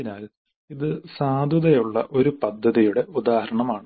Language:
Malayalam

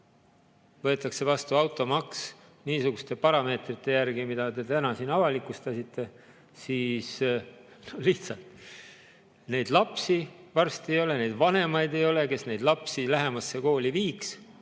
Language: Estonian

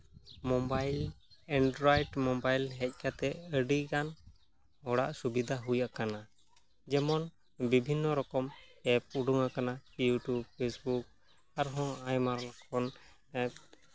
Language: Santali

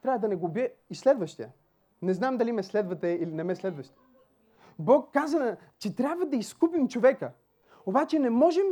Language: Bulgarian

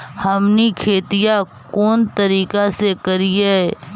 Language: Magahi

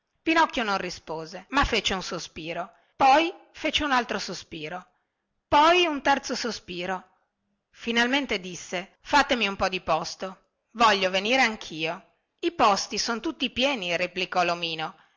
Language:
Italian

